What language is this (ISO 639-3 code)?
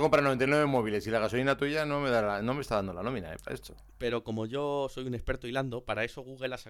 spa